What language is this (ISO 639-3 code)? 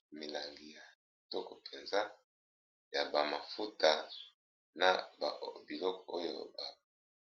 lin